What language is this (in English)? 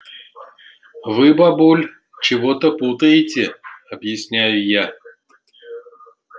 Russian